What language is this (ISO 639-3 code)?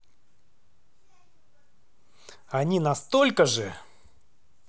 rus